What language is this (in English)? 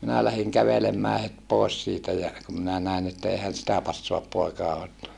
Finnish